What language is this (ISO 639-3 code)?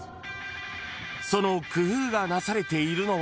jpn